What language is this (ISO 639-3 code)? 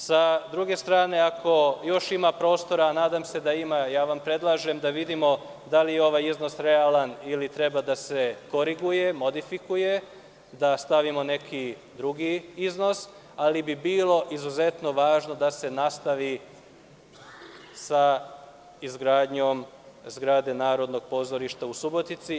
srp